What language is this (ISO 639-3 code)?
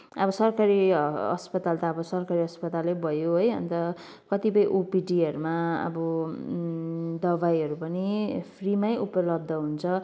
nep